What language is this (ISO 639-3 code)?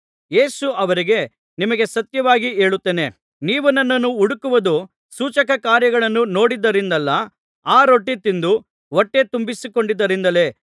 kan